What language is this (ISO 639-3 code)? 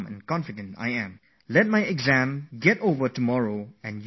eng